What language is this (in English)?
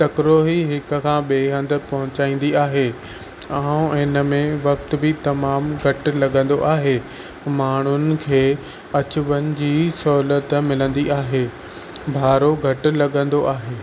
Sindhi